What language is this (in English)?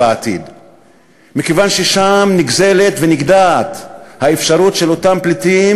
Hebrew